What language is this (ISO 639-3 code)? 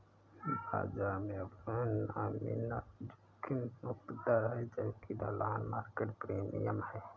hin